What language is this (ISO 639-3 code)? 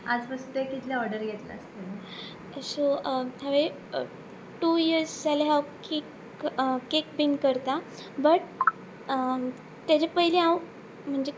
kok